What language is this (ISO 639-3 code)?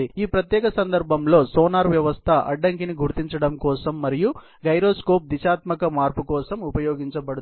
tel